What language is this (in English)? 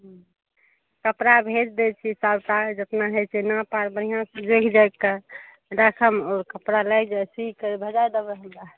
Maithili